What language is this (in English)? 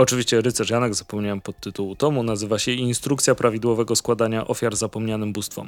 Polish